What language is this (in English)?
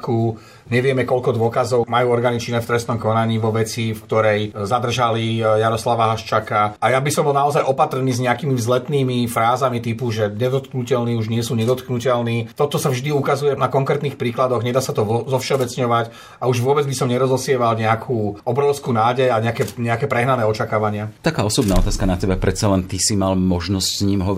Slovak